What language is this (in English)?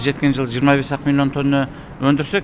Kazakh